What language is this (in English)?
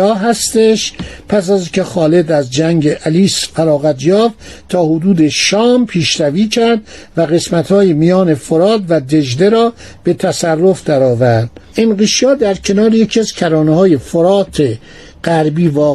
Persian